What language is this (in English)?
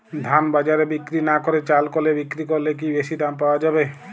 Bangla